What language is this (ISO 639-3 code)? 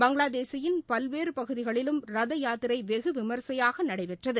tam